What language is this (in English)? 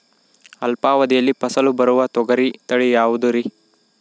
Kannada